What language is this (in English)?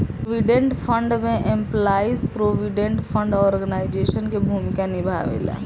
Bhojpuri